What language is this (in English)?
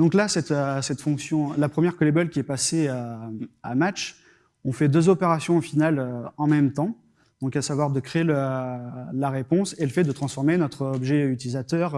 French